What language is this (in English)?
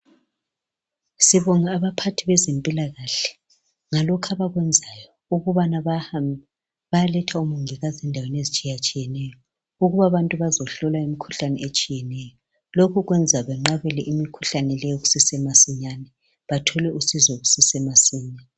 North Ndebele